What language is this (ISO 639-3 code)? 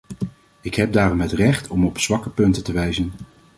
nld